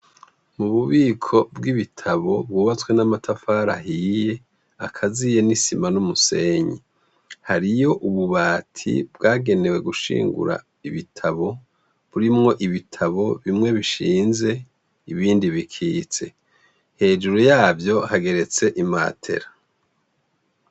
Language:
Rundi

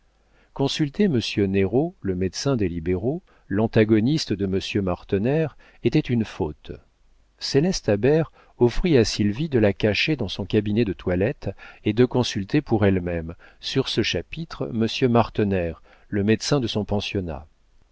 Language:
French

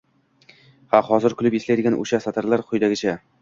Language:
Uzbek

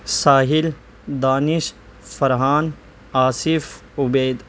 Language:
Urdu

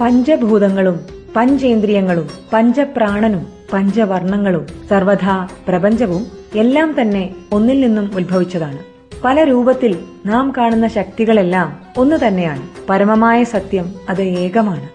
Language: Malayalam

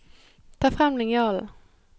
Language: Norwegian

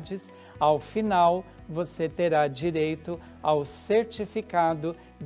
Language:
Portuguese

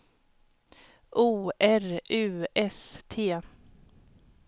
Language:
Swedish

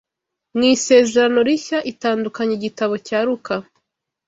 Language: Kinyarwanda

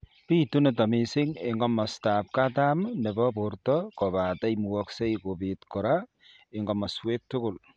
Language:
Kalenjin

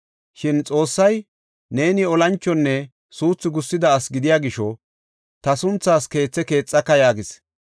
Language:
Gofa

